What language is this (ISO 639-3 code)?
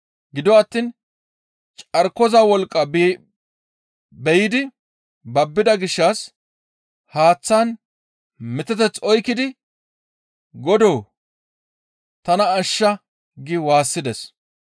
gmv